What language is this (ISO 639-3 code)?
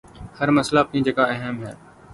urd